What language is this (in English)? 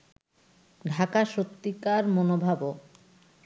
Bangla